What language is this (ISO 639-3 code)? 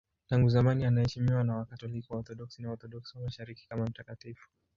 swa